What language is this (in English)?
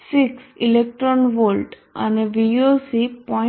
Gujarati